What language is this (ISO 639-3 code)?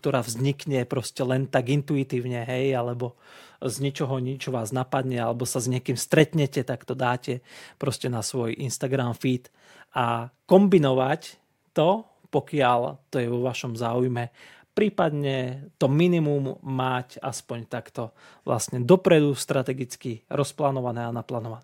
slk